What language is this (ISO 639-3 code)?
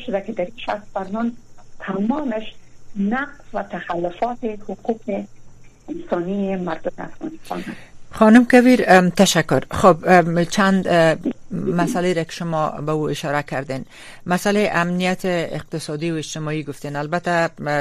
fas